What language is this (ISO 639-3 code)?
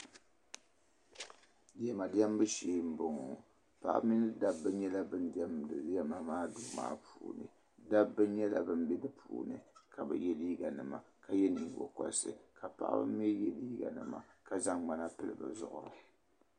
dag